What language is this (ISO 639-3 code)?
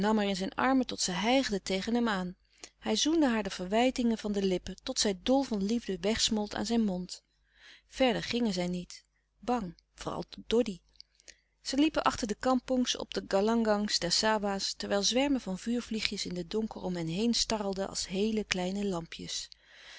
nld